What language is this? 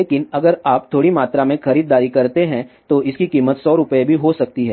Hindi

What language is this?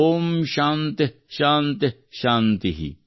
Kannada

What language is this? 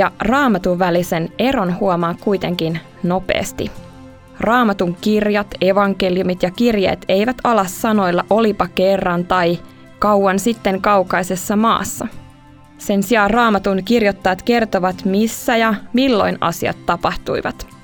Finnish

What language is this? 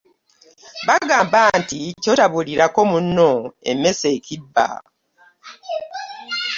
Ganda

